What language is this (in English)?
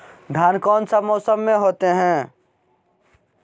Magahi